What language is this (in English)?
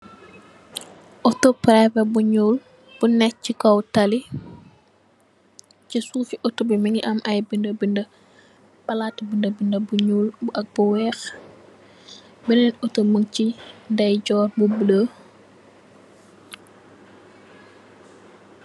Wolof